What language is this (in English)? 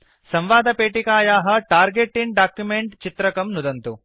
Sanskrit